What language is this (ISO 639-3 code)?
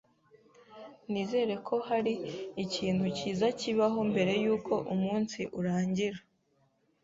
kin